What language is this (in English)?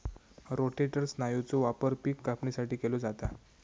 Marathi